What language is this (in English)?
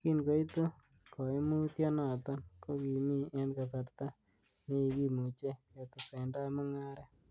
Kalenjin